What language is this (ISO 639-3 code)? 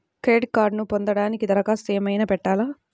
tel